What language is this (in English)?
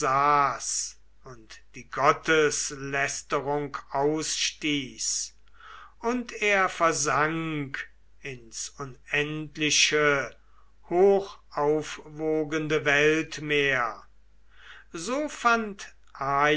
German